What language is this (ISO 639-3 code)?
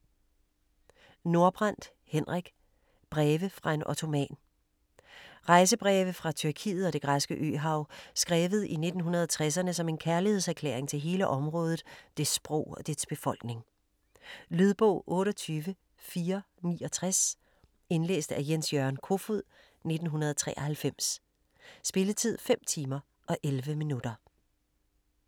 dan